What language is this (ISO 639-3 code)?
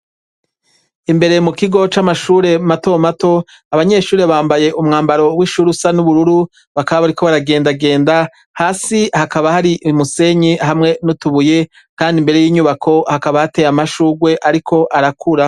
run